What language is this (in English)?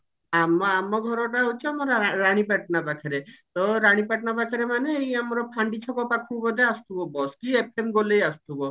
Odia